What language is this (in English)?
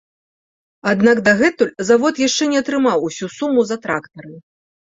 Belarusian